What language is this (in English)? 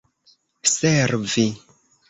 Esperanto